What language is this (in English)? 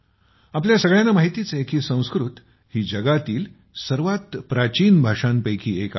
Marathi